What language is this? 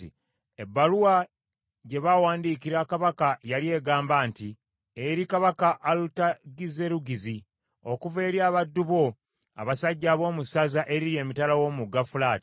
Ganda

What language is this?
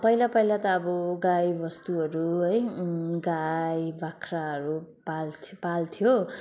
Nepali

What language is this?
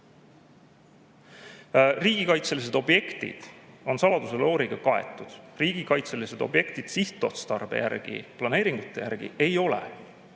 Estonian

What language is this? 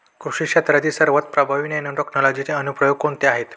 Marathi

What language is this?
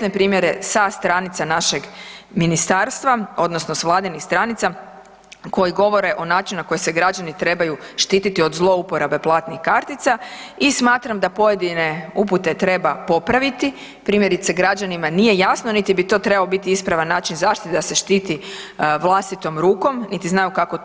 Croatian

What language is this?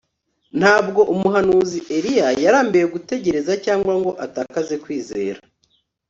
Kinyarwanda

